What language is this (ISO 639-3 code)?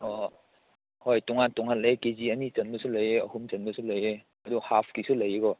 mni